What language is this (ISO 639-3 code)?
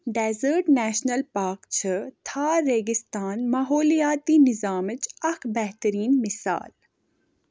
kas